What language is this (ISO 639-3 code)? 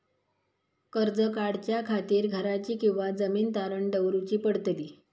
mar